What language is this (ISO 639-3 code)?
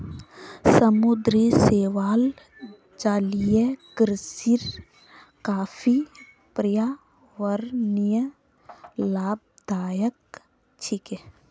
mag